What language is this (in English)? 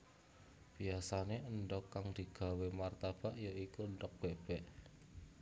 Javanese